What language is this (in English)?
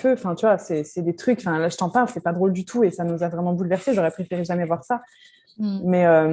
French